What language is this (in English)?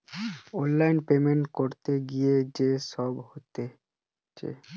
Bangla